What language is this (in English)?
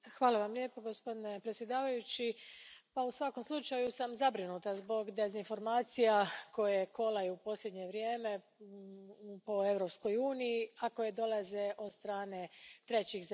Croatian